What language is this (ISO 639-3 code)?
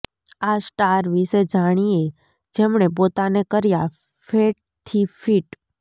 guj